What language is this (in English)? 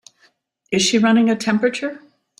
English